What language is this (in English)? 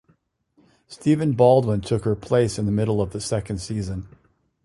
English